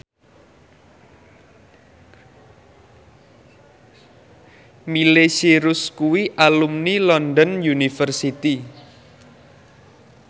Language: Javanese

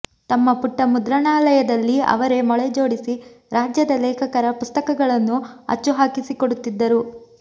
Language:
Kannada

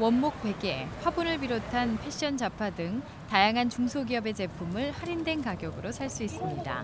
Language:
Korean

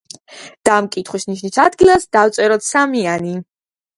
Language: Georgian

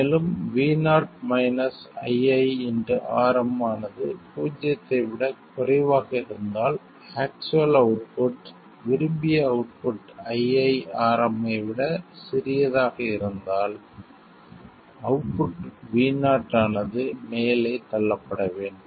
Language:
Tamil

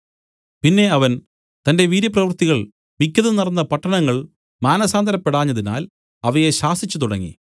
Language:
Malayalam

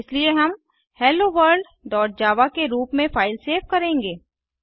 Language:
Hindi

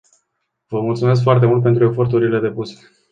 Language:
Romanian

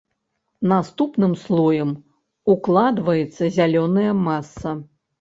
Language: Belarusian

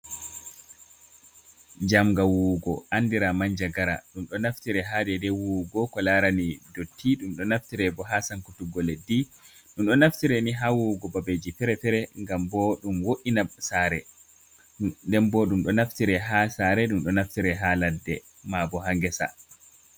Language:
Fula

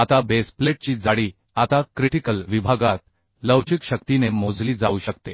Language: Marathi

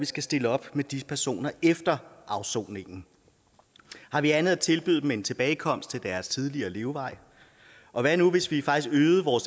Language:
Danish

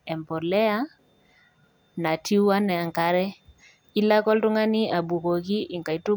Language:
Masai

